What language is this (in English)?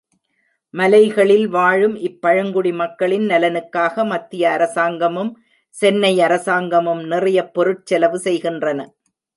Tamil